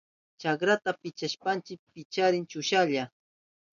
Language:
Southern Pastaza Quechua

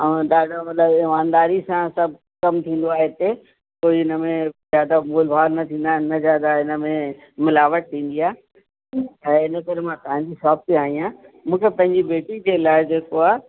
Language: Sindhi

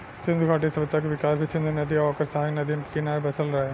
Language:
Bhojpuri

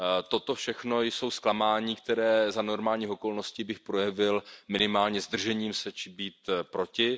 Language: Czech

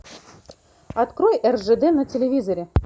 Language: Russian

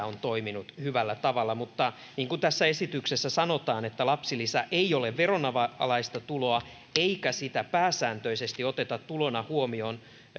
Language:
Finnish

